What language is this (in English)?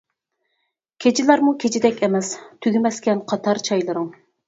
Uyghur